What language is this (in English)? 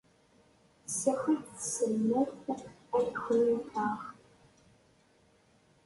Kabyle